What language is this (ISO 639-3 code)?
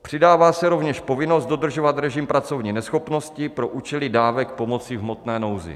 ces